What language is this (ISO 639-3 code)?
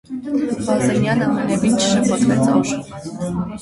hye